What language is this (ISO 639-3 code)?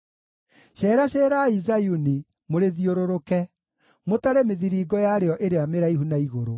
kik